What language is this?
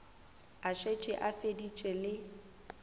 Northern Sotho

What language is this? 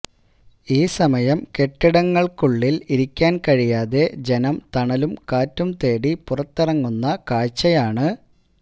Malayalam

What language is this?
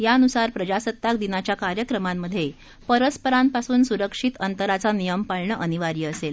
Marathi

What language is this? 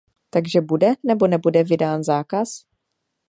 Czech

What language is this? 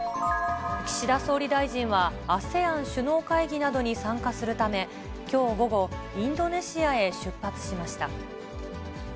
Japanese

